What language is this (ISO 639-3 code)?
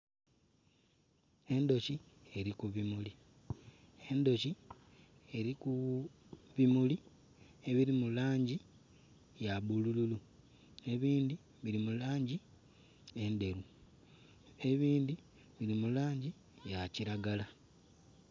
xog